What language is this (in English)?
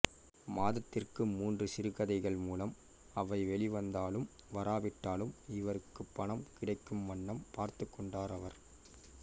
Tamil